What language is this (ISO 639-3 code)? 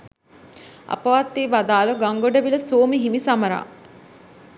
sin